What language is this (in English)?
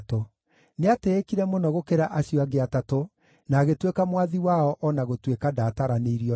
Kikuyu